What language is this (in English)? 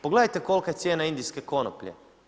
Croatian